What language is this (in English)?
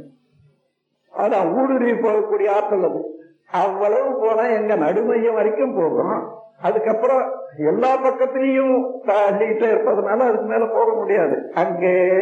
Tamil